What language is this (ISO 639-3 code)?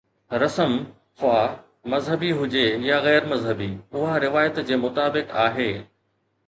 snd